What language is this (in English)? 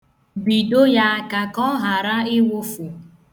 Igbo